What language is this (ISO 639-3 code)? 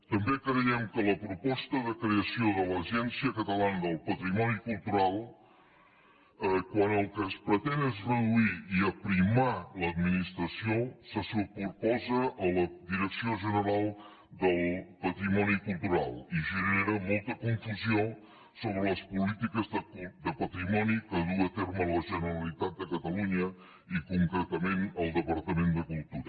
cat